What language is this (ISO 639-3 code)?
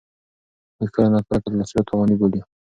pus